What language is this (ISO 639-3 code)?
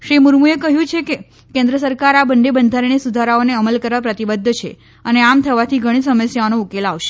guj